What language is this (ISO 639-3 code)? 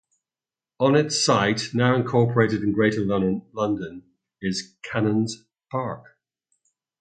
eng